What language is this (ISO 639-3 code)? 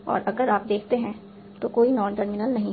hin